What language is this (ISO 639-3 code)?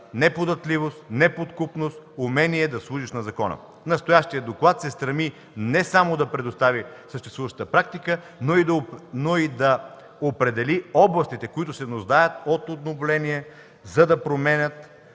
bul